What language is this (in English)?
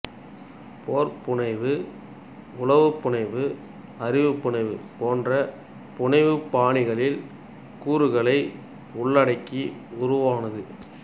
Tamil